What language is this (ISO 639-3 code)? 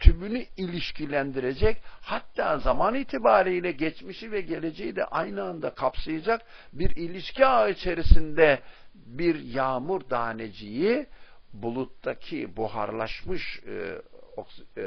tur